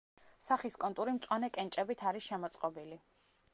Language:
Georgian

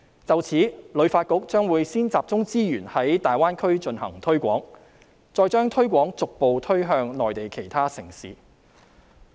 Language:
Cantonese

